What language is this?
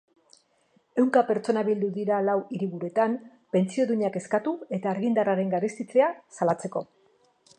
Basque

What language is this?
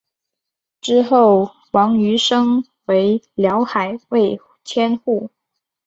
Chinese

